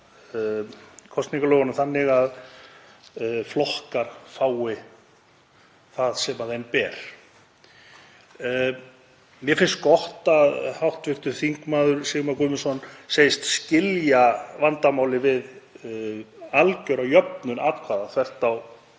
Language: Icelandic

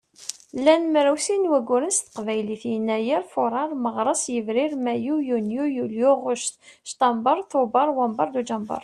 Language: Kabyle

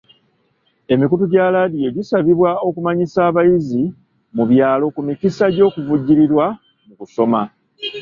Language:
Ganda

